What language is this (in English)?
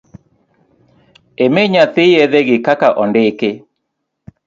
Luo (Kenya and Tanzania)